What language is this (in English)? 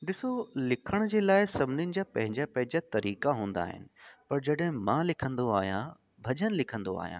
Sindhi